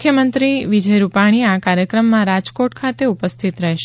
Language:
Gujarati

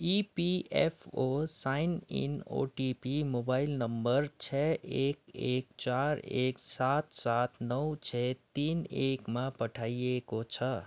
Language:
Nepali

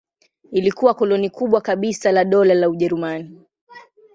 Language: Swahili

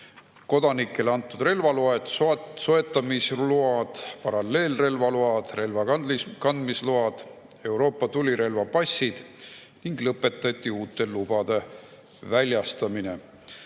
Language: Estonian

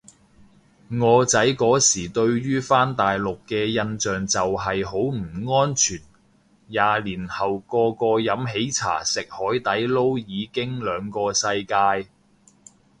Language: Cantonese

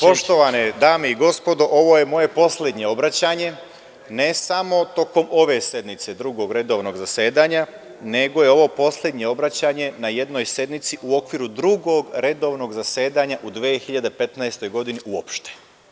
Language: Serbian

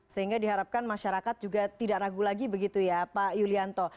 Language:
Indonesian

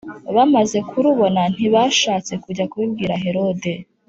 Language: Kinyarwanda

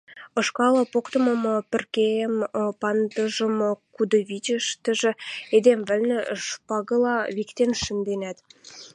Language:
Western Mari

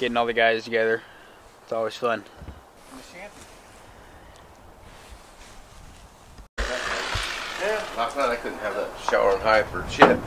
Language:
English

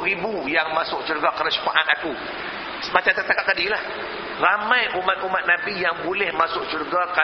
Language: Malay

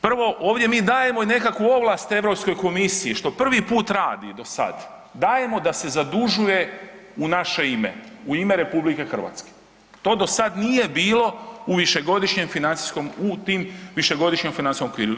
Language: Croatian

